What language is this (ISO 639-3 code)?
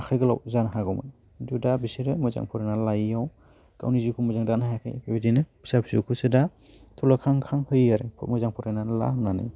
brx